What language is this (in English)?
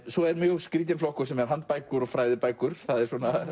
Icelandic